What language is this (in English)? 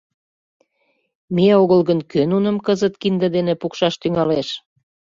Mari